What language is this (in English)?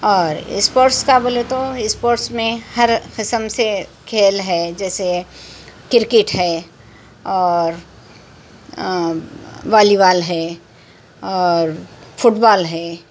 Urdu